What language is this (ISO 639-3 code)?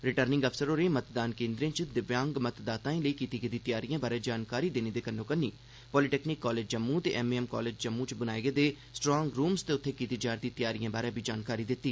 doi